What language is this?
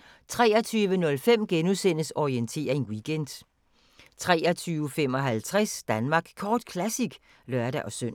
Danish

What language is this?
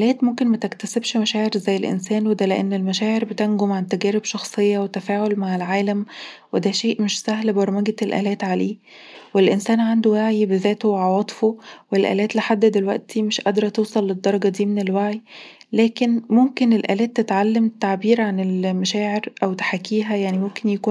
Egyptian Arabic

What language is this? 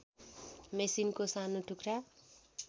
Nepali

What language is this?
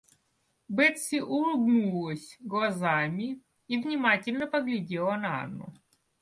Russian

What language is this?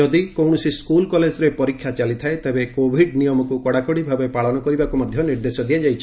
Odia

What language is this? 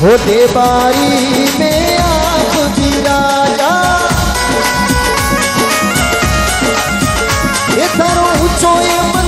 Hindi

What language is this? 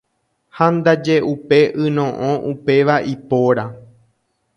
Guarani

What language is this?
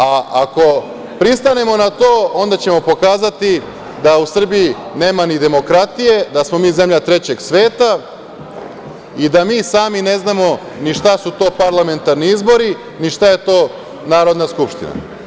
Serbian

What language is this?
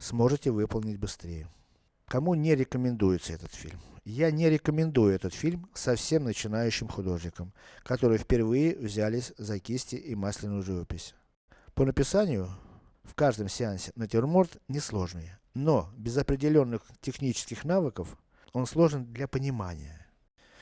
Russian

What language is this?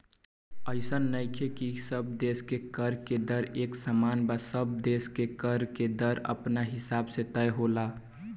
Bhojpuri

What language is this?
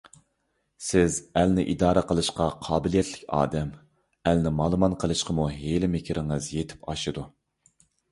Uyghur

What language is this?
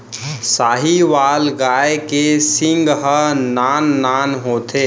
Chhattisgarhi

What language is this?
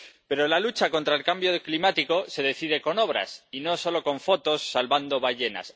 Spanish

